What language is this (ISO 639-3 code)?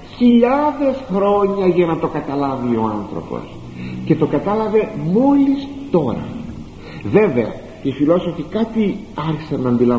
ell